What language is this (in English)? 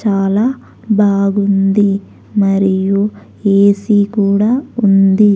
Telugu